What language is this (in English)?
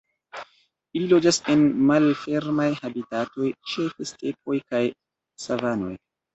Esperanto